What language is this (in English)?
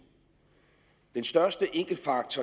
Danish